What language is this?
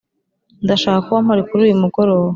Kinyarwanda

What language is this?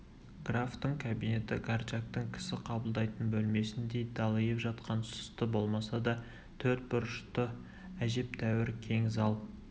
Kazakh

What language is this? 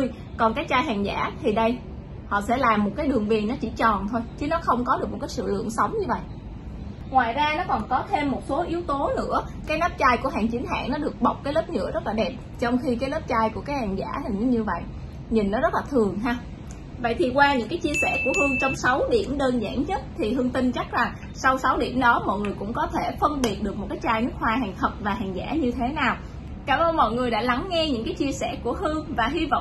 Vietnamese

